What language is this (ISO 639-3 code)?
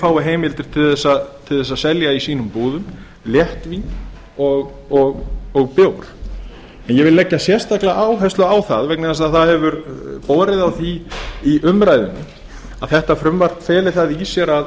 isl